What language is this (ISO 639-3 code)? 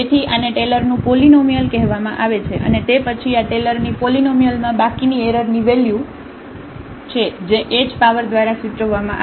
guj